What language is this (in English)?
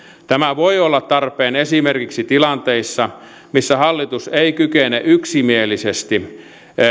Finnish